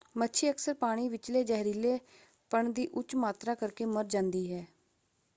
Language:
Punjabi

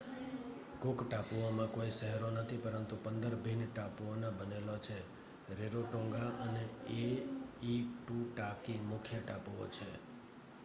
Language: Gujarati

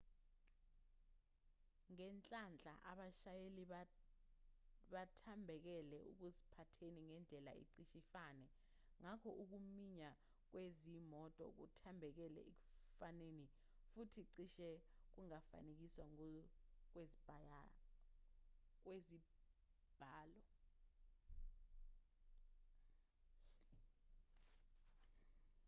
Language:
Zulu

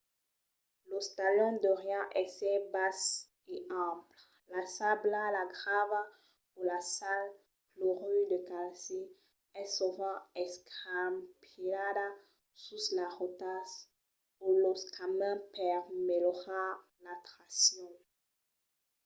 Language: Occitan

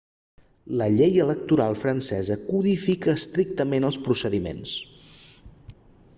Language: Catalan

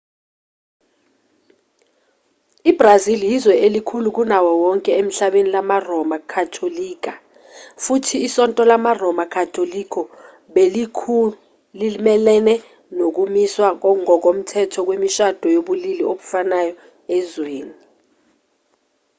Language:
Zulu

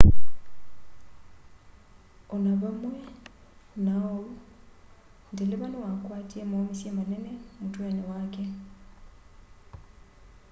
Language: Kamba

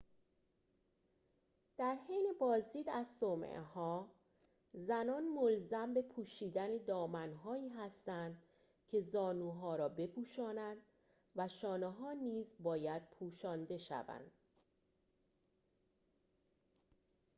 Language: Persian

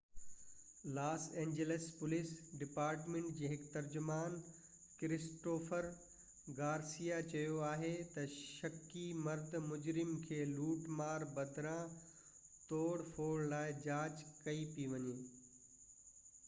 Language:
Sindhi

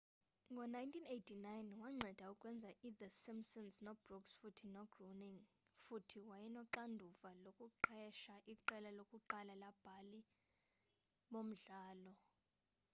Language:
Xhosa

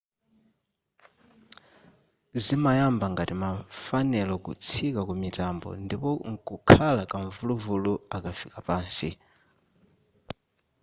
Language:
Nyanja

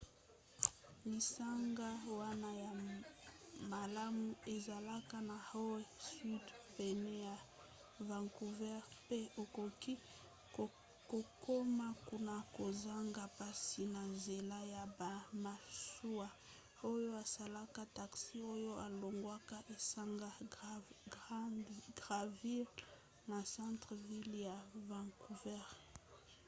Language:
Lingala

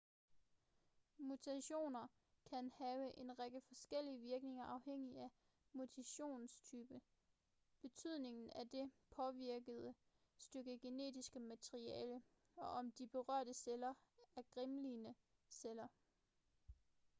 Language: Danish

